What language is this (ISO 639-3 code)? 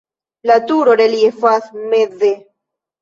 epo